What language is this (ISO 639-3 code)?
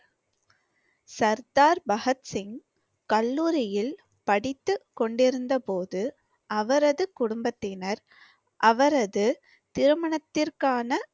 tam